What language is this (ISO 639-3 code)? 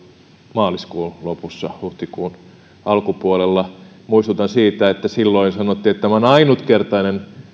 fin